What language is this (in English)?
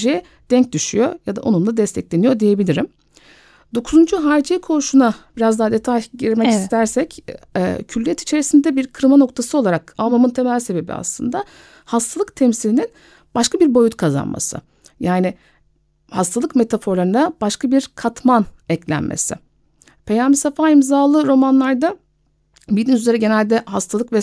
Turkish